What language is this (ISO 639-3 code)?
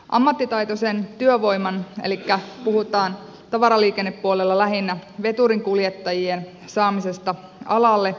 fin